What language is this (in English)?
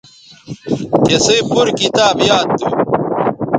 Bateri